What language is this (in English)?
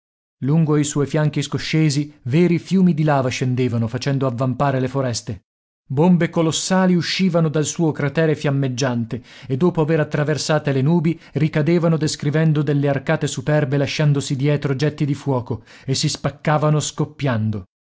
Italian